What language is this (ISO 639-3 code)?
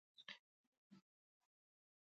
pus